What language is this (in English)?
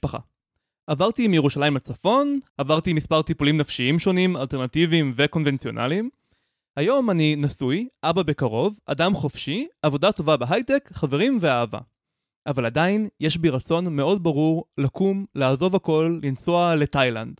Hebrew